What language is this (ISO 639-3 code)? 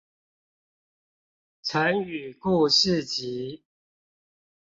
zho